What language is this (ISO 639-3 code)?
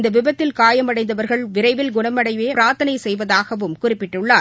tam